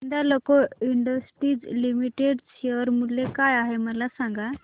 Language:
Marathi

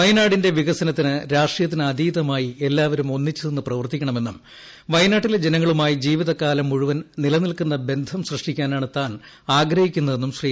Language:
Malayalam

